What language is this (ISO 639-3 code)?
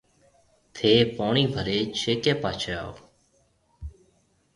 mve